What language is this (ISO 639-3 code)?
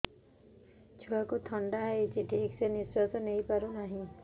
ori